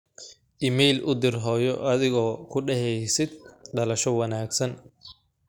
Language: Somali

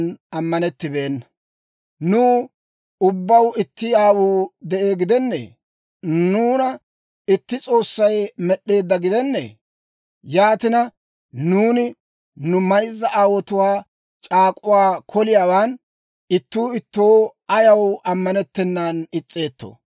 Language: Dawro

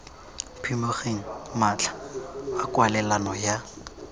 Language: Tswana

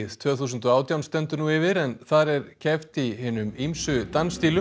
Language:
Icelandic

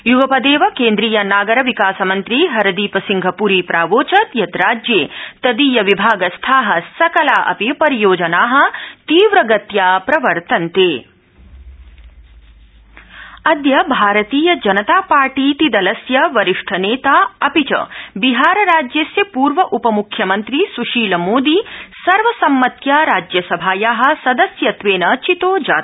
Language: Sanskrit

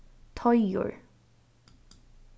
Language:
Faroese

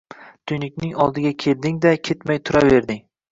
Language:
Uzbek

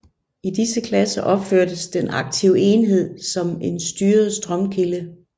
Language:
Danish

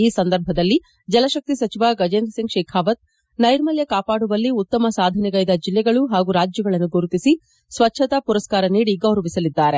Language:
Kannada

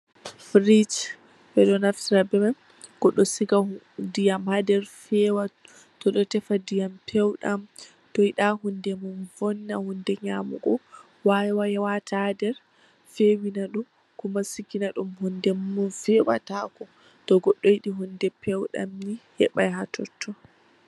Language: Fula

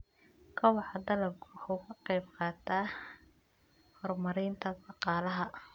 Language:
Somali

